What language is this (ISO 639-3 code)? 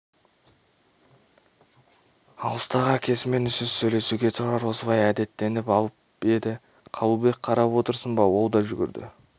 kaz